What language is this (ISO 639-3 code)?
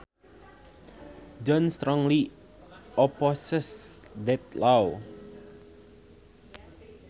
sun